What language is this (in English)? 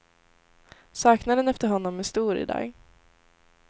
Swedish